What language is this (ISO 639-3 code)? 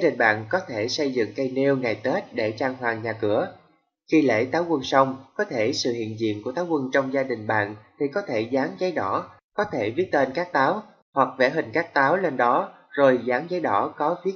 vie